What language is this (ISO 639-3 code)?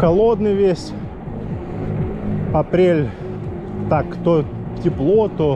rus